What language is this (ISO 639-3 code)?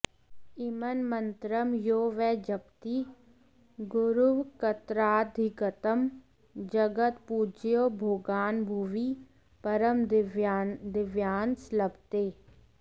san